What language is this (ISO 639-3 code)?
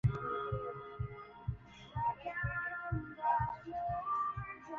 swa